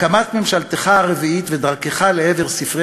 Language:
Hebrew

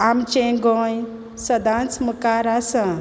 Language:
Konkani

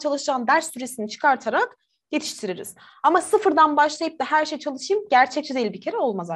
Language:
Turkish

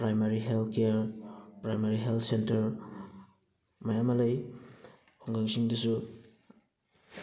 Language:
Manipuri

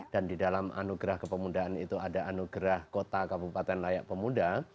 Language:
Indonesian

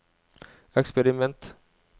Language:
Norwegian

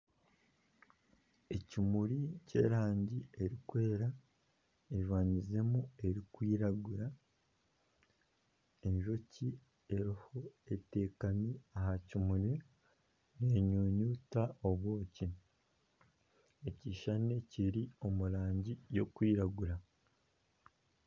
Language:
Nyankole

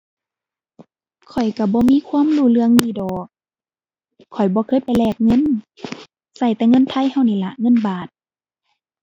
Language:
Thai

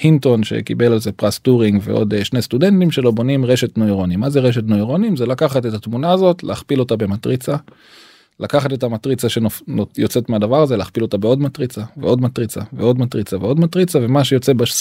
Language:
Hebrew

